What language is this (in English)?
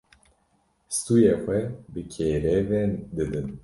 Kurdish